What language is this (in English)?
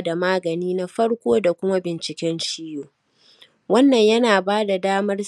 Hausa